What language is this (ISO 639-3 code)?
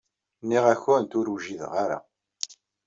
kab